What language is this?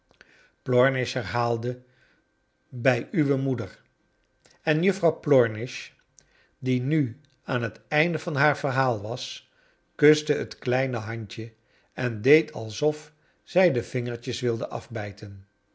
Dutch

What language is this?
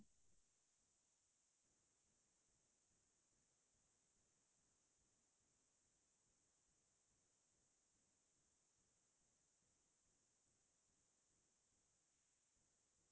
Assamese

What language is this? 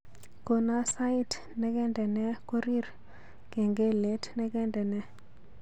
Kalenjin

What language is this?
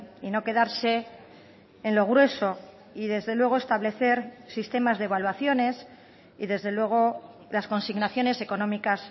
Spanish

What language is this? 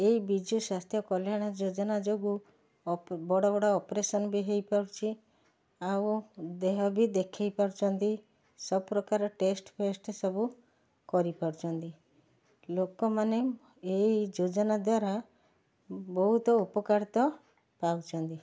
Odia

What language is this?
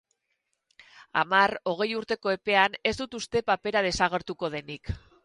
Basque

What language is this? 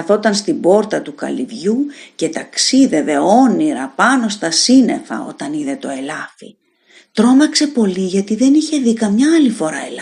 Greek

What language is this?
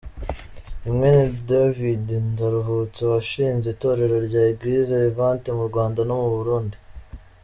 Kinyarwanda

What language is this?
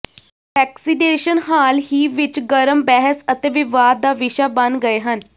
Punjabi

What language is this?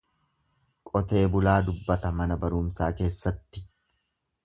Oromo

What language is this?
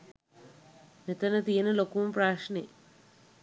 Sinhala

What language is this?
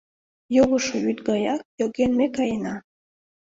Mari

